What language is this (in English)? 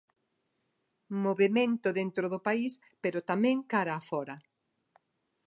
Galician